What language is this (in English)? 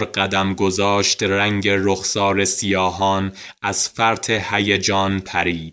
Persian